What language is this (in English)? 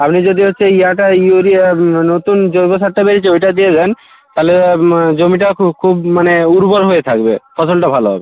Bangla